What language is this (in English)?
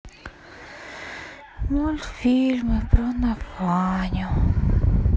Russian